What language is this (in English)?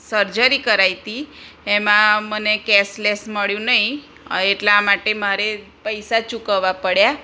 Gujarati